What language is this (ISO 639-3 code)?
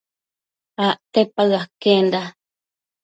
mcf